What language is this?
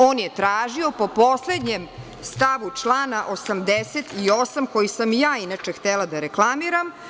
Serbian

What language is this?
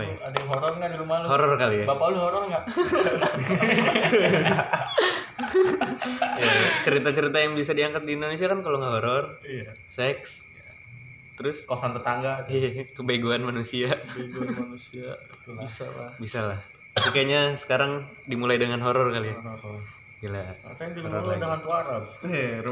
Indonesian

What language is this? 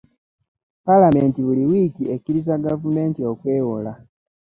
Ganda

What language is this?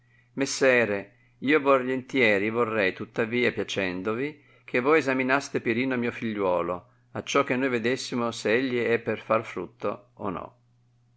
Italian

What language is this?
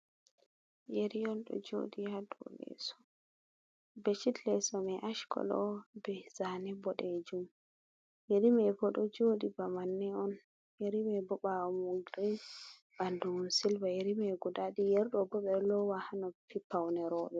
Fula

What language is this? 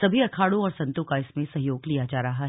Hindi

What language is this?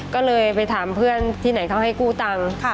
Thai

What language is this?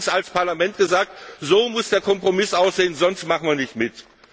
German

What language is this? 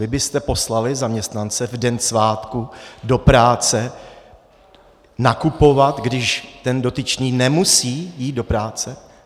Czech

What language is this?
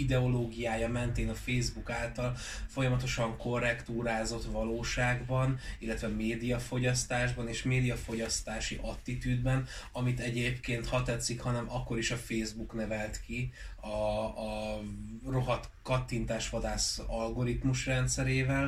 Hungarian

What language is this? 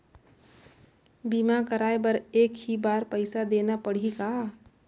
Chhattisgarhi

